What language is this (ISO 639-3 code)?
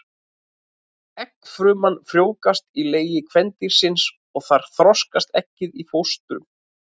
isl